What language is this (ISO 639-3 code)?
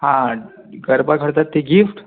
mar